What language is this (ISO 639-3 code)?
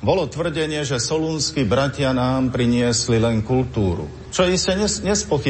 slk